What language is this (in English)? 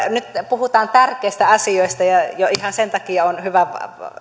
Finnish